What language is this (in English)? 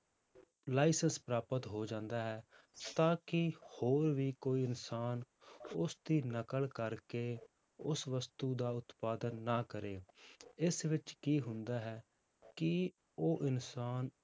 Punjabi